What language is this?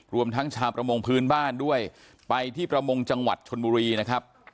Thai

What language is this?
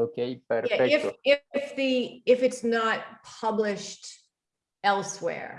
Spanish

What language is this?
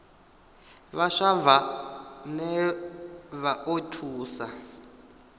Venda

